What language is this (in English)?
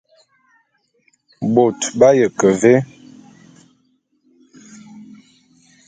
Bulu